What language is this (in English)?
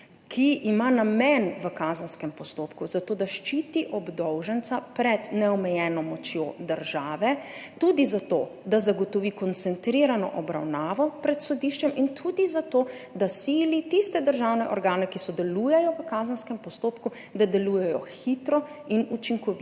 Slovenian